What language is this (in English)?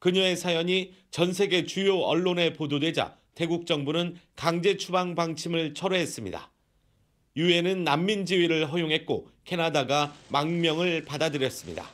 Korean